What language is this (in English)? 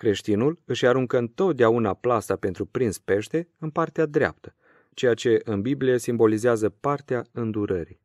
Romanian